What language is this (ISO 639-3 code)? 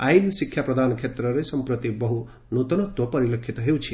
ori